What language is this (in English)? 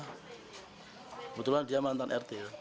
Indonesian